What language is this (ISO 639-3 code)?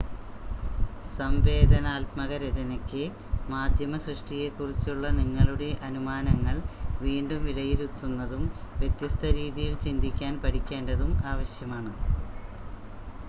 mal